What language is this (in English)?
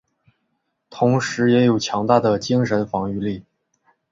Chinese